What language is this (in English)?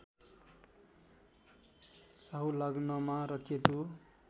Nepali